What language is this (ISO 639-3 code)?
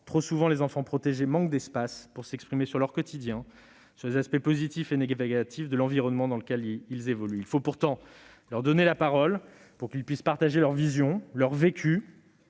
fra